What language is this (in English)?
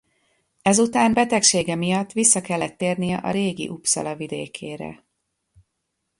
Hungarian